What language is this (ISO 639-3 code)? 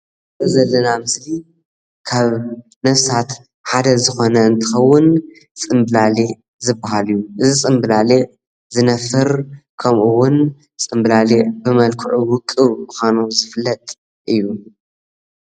tir